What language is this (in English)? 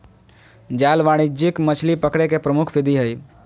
Magahi